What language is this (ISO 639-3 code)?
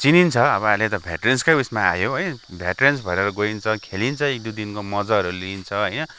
nep